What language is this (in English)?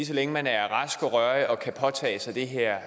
Danish